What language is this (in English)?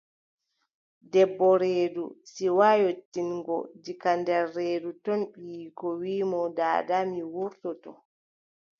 Adamawa Fulfulde